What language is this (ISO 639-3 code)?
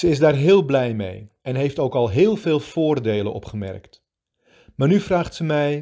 nld